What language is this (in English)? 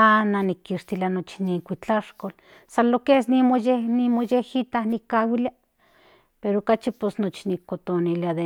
Central Nahuatl